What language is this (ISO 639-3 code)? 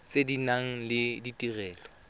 tsn